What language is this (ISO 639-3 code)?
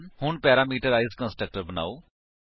pan